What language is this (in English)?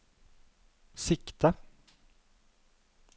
Norwegian